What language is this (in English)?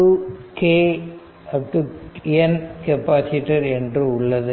Tamil